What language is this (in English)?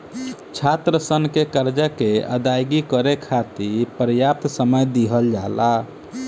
Bhojpuri